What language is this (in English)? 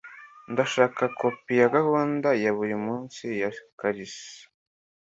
Kinyarwanda